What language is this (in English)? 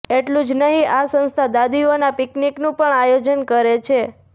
Gujarati